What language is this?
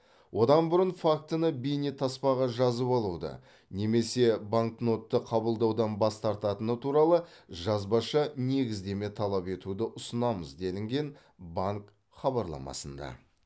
Kazakh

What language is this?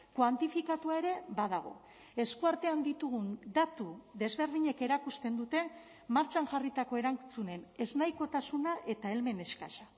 Basque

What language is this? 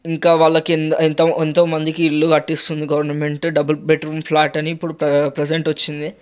Telugu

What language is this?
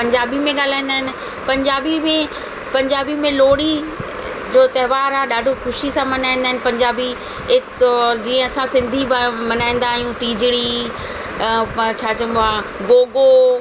Sindhi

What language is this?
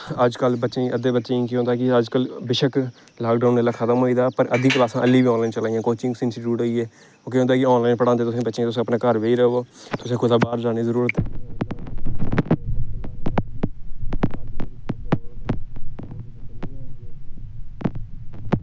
Dogri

